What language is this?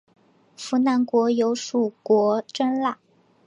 Chinese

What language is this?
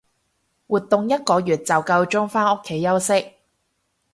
Cantonese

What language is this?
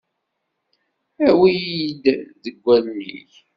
Kabyle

